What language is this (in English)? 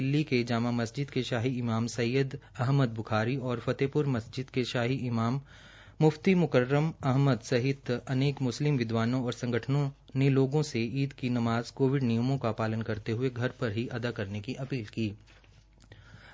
Hindi